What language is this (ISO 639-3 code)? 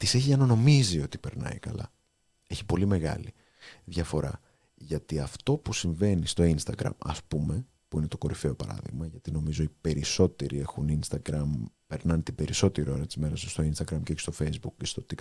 ell